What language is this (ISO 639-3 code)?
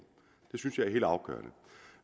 dan